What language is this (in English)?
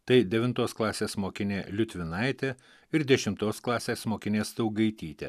Lithuanian